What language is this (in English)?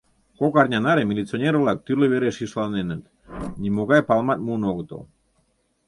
Mari